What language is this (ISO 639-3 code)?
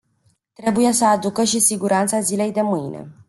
ron